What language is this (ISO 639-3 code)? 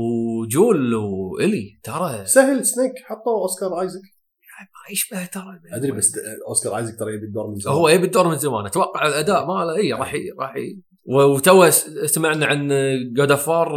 ara